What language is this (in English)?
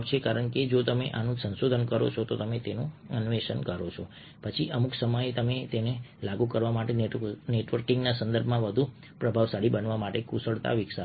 Gujarati